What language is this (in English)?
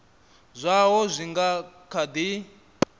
Venda